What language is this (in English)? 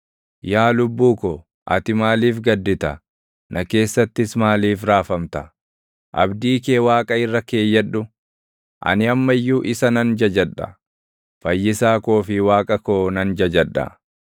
Oromo